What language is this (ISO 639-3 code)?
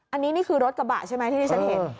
tha